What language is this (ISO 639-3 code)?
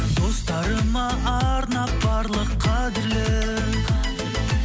kaz